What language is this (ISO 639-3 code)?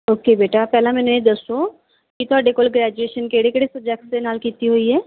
pan